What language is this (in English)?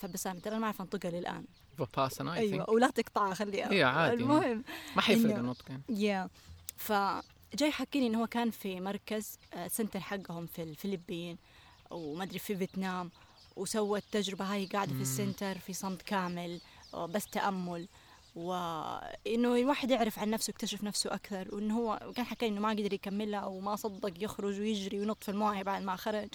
Arabic